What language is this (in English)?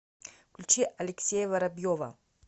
Russian